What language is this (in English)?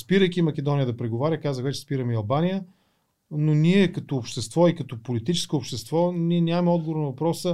Bulgarian